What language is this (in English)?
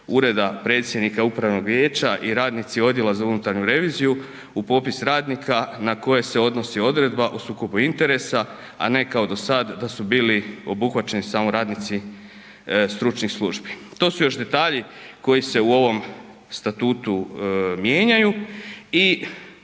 Croatian